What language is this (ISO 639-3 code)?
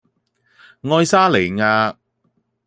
yue